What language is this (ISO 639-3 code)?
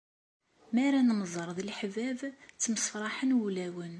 kab